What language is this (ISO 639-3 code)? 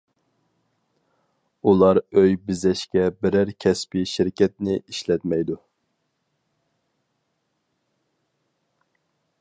uig